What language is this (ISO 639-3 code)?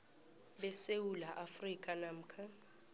nbl